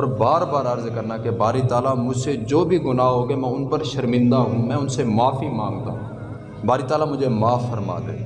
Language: Urdu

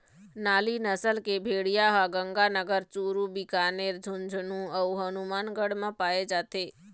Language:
Chhattisgarhi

